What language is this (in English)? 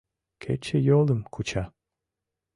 Mari